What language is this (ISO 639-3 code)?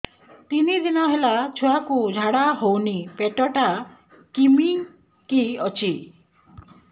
ori